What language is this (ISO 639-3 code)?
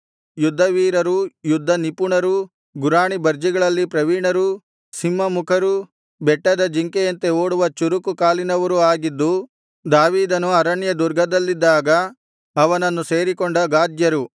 kan